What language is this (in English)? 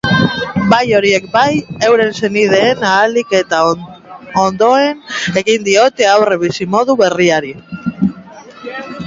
Basque